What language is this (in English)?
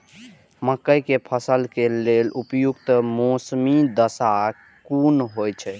Maithili